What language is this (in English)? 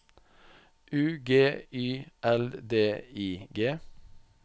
Norwegian